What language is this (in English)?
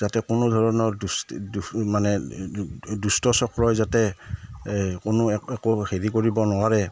Assamese